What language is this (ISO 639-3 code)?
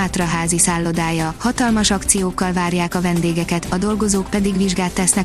hun